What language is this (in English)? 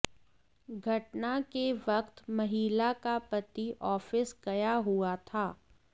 Hindi